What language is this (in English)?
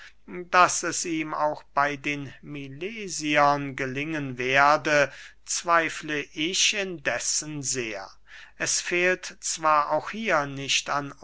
German